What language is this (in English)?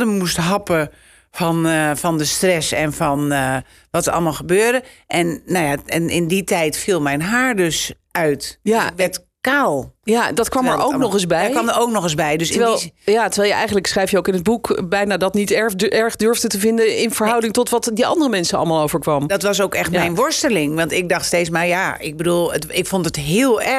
Dutch